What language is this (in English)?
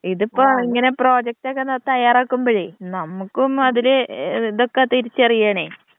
Malayalam